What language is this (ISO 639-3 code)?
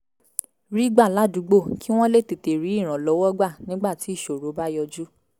yor